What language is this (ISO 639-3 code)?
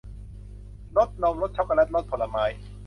tha